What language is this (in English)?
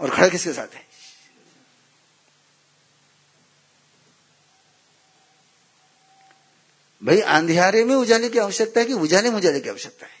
Hindi